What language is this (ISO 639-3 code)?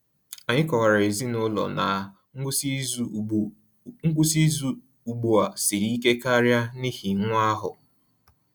ibo